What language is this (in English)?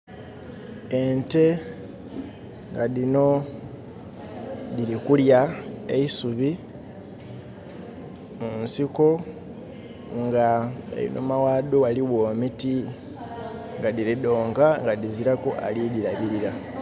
Soga